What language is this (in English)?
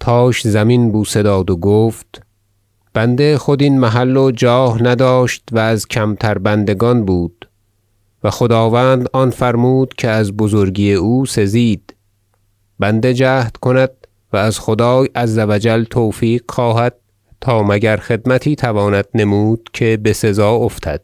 Persian